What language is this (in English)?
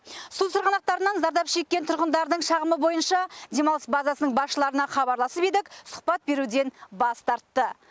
Kazakh